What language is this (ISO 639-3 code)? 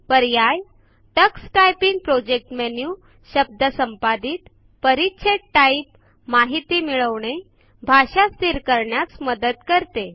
mar